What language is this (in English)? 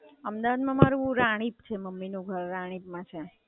Gujarati